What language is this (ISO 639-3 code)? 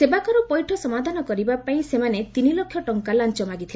ori